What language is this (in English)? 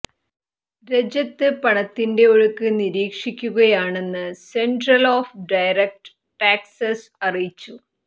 Malayalam